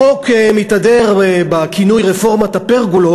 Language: Hebrew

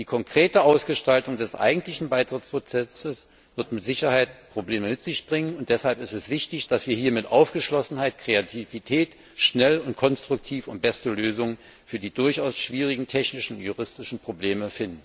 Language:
German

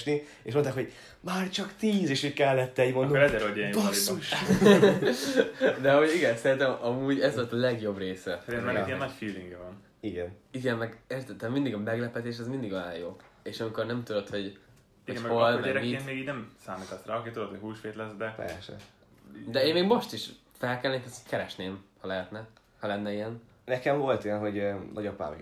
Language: Hungarian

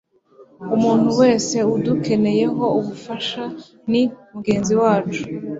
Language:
Kinyarwanda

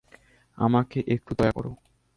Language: Bangla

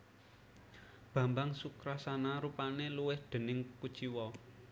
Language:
Javanese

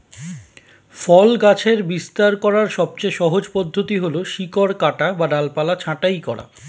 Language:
Bangla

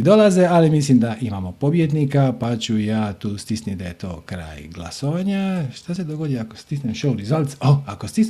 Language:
Croatian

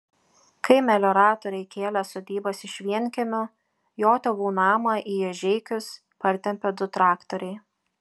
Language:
Lithuanian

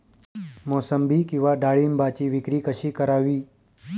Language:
Marathi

